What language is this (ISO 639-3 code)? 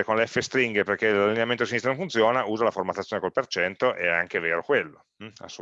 ita